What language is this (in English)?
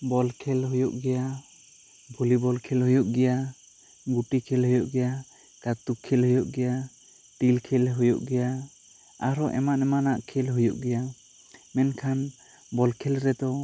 Santali